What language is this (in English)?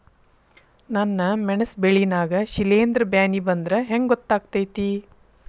Kannada